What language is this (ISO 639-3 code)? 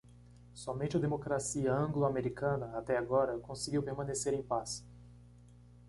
por